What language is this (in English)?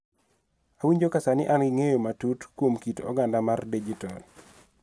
Luo (Kenya and Tanzania)